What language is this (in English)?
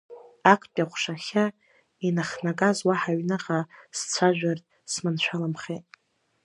Abkhazian